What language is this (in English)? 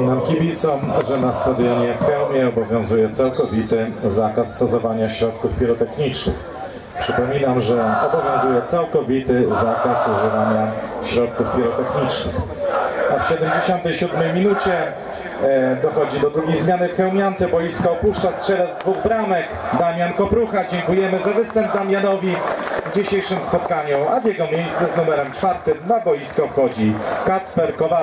Polish